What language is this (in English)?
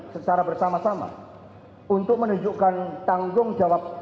Indonesian